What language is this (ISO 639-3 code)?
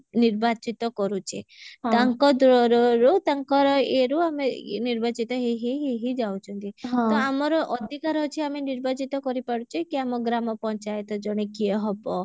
ori